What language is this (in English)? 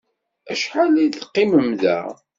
Kabyle